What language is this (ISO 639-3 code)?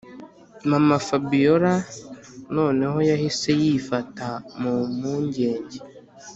kin